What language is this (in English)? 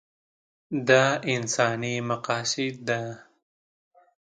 Pashto